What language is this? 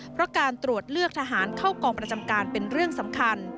Thai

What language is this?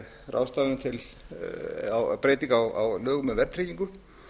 Icelandic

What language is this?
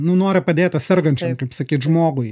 Lithuanian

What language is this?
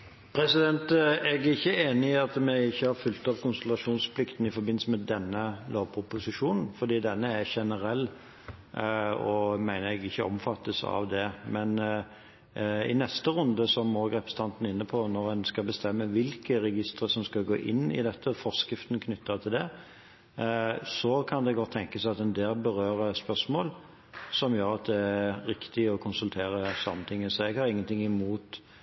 Norwegian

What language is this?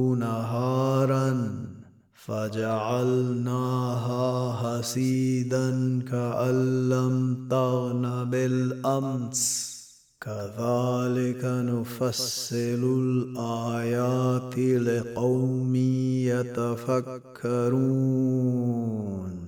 Arabic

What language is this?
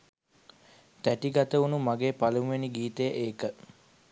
Sinhala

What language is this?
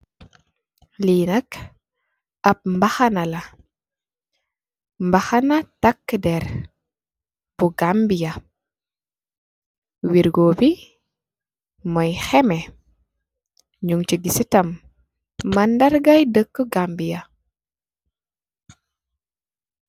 Wolof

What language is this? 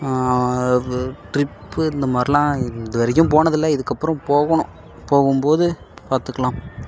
Tamil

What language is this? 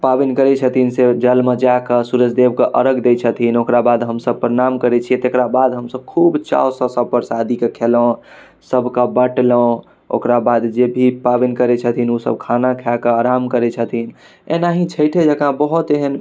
Maithili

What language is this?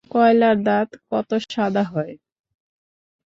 Bangla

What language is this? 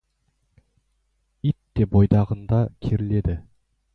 Kazakh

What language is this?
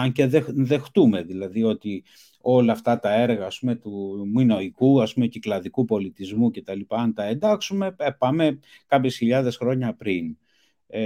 Greek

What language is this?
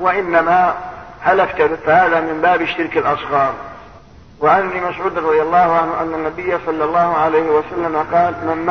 Arabic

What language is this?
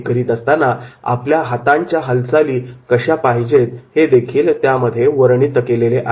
Marathi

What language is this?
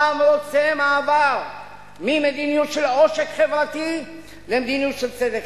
Hebrew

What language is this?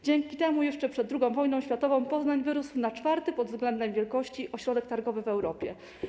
Polish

